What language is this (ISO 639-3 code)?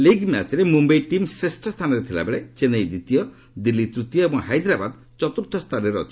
ori